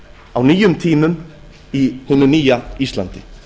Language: Icelandic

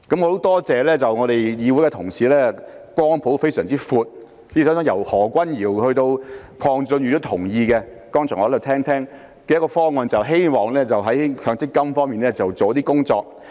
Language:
Cantonese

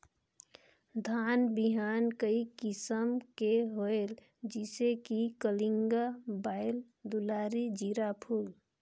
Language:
Chhattisgarhi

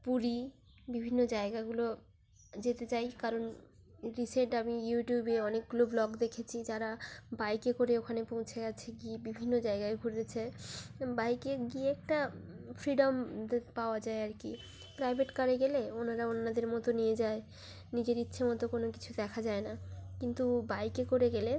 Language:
Bangla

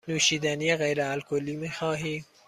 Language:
Persian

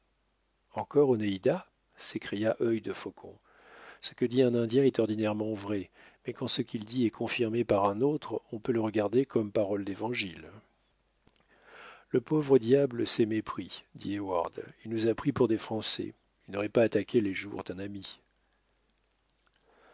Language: French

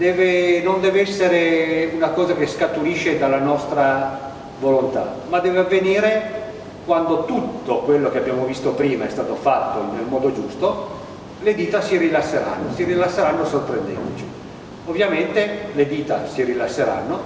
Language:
Italian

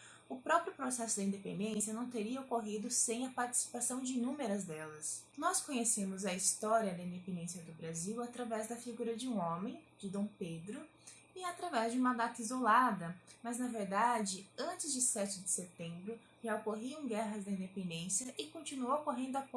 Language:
Portuguese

